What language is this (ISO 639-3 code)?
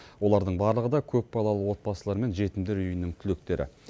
kaz